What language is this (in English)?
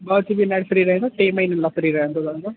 Sindhi